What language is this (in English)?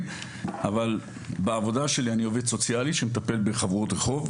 Hebrew